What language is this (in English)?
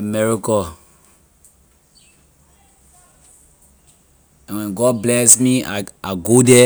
Liberian English